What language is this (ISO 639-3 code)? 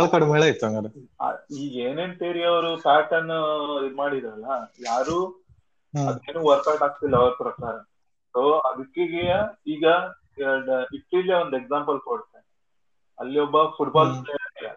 kan